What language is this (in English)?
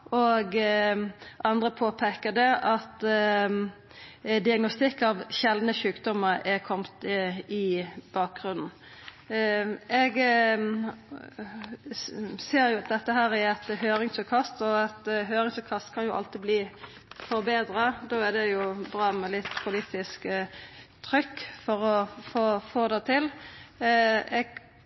Norwegian Nynorsk